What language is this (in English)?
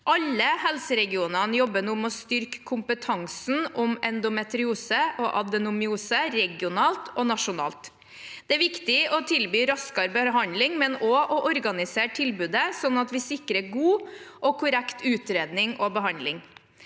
Norwegian